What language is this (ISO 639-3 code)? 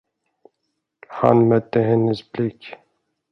swe